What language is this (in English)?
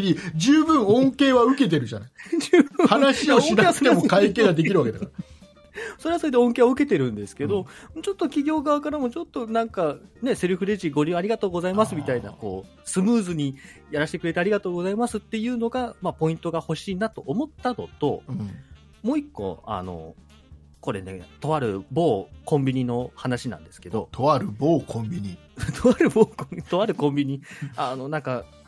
Japanese